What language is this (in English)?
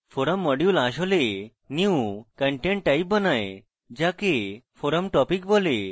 Bangla